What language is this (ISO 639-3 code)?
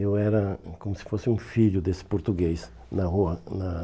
por